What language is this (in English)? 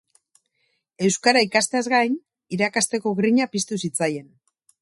Basque